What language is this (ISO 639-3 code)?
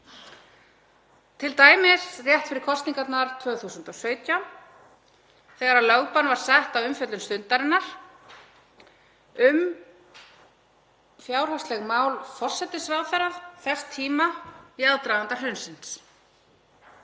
isl